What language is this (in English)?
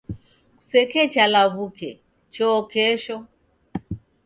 Taita